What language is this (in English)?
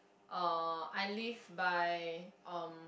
English